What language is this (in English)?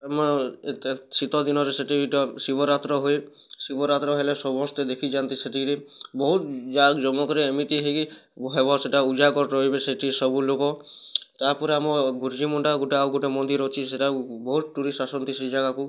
Odia